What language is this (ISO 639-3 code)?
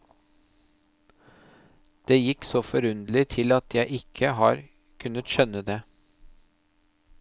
nor